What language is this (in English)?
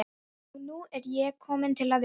Icelandic